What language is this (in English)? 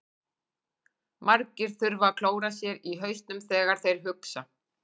Icelandic